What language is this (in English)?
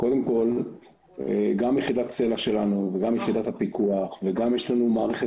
Hebrew